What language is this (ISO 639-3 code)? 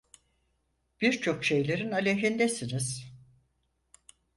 tur